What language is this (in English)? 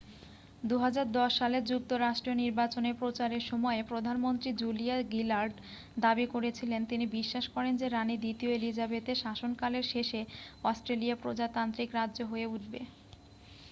Bangla